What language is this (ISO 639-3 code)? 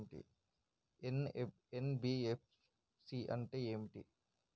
tel